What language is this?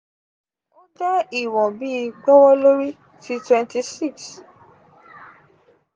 Yoruba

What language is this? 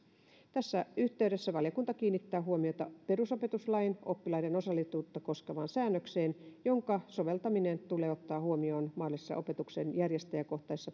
Finnish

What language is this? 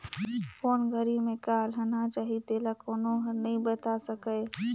Chhattisgarhi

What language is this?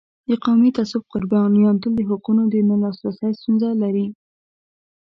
Pashto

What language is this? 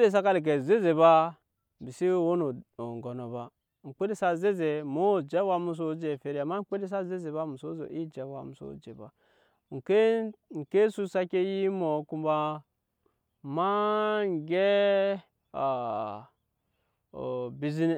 Nyankpa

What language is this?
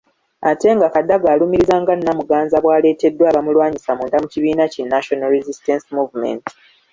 Ganda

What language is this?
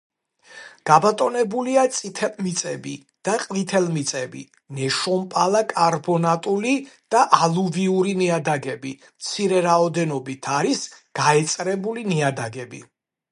Georgian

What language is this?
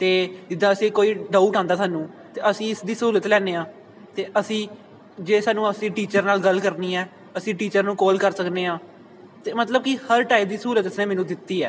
Punjabi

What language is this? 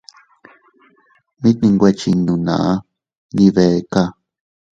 Teutila Cuicatec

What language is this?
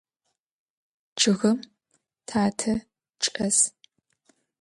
Adyghe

